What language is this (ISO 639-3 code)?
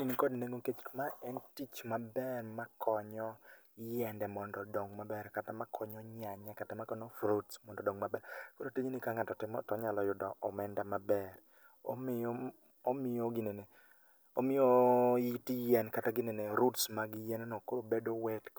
luo